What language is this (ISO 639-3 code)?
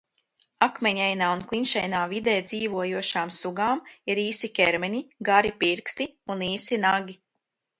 lav